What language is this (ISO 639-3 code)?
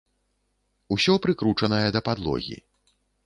bel